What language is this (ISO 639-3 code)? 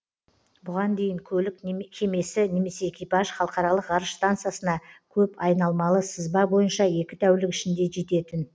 kaz